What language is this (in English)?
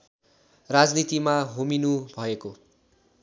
Nepali